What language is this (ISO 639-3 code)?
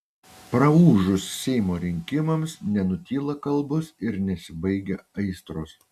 lit